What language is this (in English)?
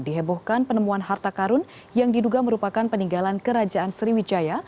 Indonesian